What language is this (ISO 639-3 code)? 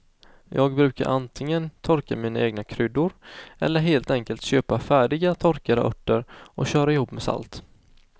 swe